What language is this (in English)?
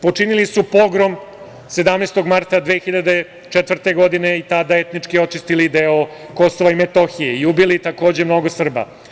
Serbian